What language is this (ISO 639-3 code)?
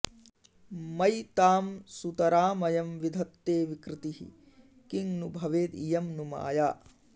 san